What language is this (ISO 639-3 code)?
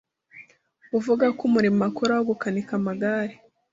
kin